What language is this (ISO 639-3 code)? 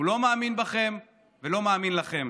heb